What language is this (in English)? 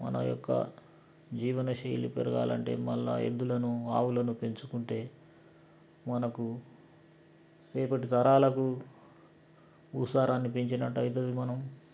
Telugu